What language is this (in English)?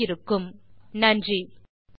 Tamil